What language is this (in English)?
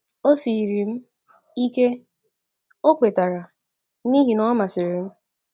Igbo